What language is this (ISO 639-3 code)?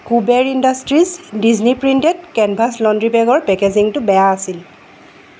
asm